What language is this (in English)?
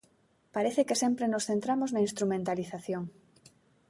Galician